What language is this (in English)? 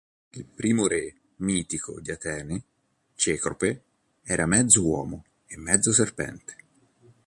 Italian